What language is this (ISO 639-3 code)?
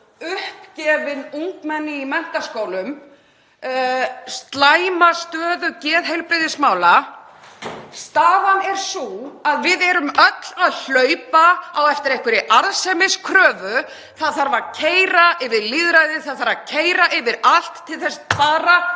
isl